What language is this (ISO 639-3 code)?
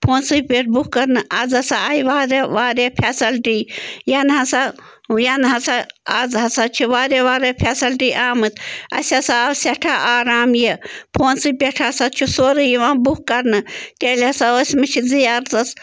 kas